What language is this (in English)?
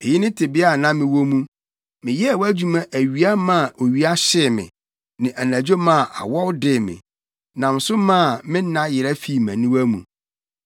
Akan